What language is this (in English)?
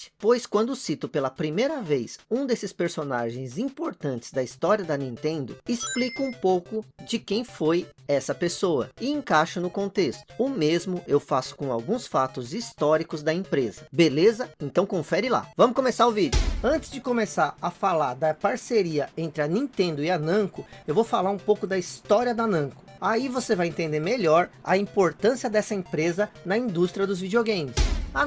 Portuguese